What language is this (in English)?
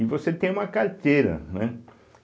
Portuguese